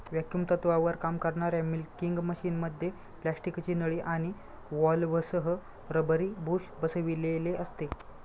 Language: Marathi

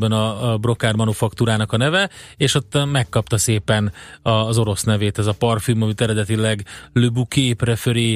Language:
Hungarian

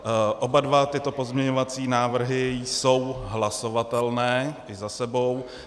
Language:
Czech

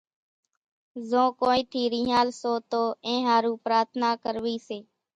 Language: Kachi Koli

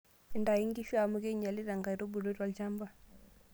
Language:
Masai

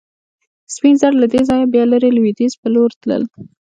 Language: Pashto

